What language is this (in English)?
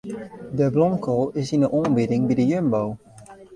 Western Frisian